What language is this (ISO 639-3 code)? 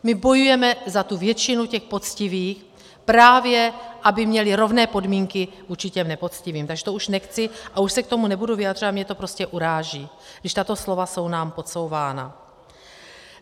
ces